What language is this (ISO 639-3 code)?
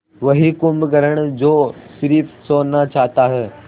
hin